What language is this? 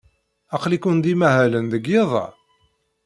Kabyle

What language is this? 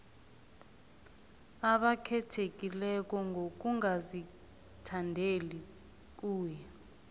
South Ndebele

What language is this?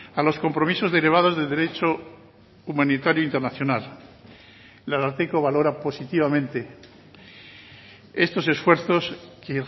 Spanish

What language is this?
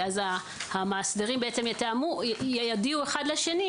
Hebrew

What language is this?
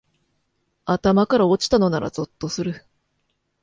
Japanese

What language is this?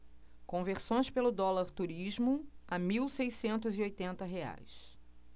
Portuguese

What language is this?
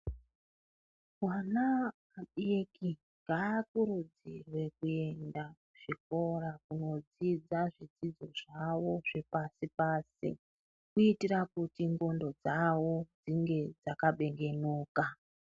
Ndau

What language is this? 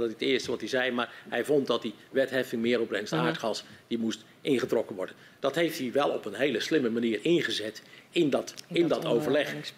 Dutch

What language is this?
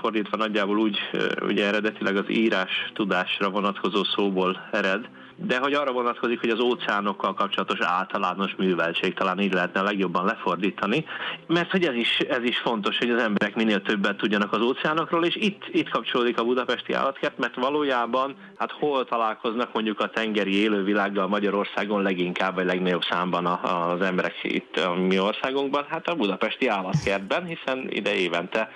Hungarian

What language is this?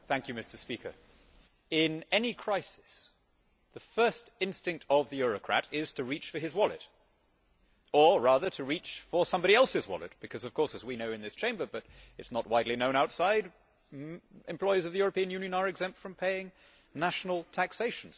English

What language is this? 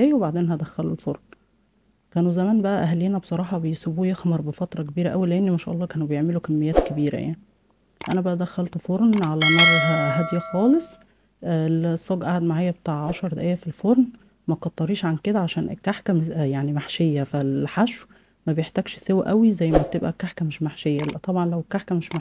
Arabic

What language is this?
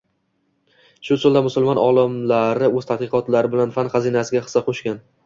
Uzbek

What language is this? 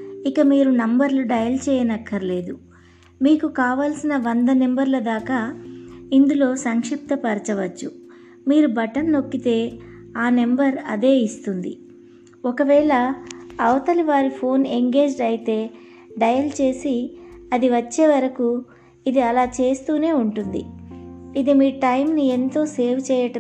Telugu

